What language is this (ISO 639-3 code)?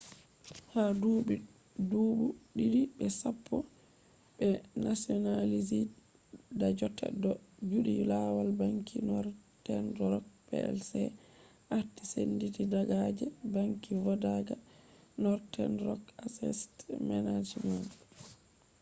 ful